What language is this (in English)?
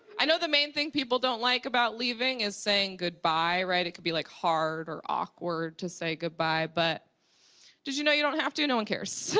English